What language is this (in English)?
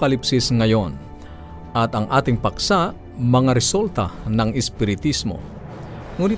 Filipino